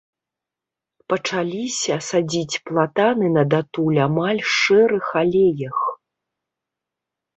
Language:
Belarusian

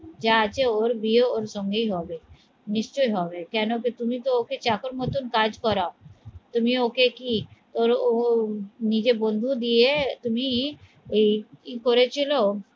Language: Bangla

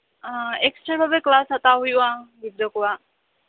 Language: Santali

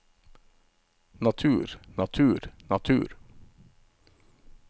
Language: Norwegian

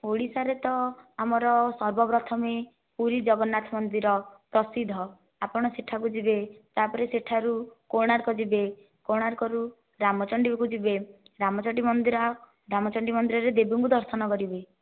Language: Odia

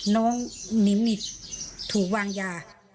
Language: Thai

